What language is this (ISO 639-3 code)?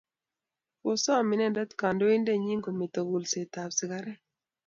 kln